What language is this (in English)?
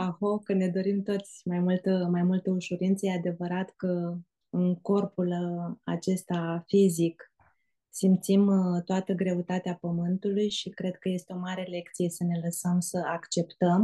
Romanian